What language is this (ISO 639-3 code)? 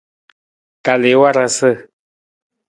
nmz